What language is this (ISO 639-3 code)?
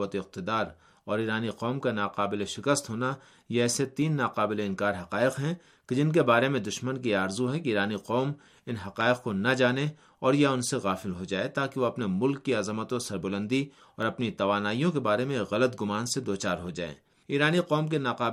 urd